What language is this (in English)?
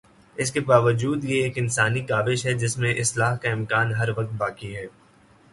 Urdu